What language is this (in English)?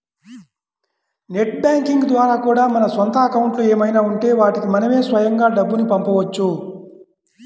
Telugu